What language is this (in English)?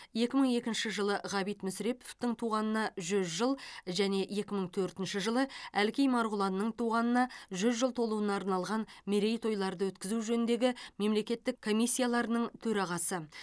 Kazakh